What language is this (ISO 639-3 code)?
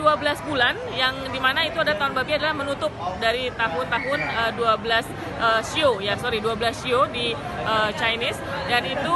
ind